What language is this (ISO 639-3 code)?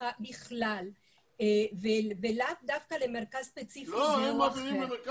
heb